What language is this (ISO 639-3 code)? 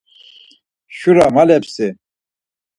lzz